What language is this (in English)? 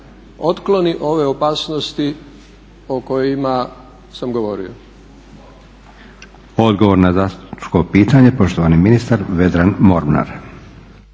Croatian